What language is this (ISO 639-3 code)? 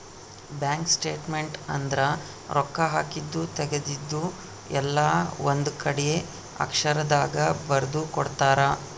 kan